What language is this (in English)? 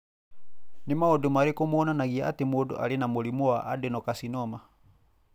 Kikuyu